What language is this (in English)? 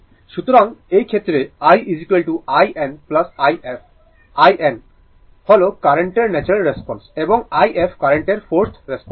Bangla